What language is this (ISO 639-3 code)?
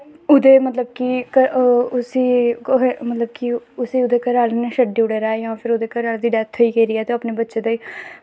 doi